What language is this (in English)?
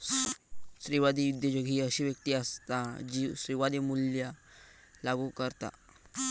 Marathi